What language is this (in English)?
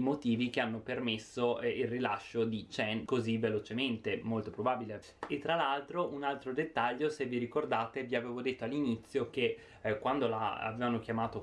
Italian